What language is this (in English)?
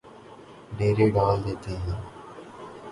Urdu